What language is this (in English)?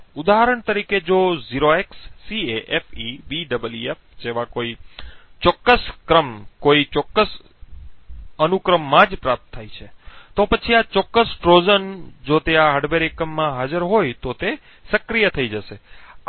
Gujarati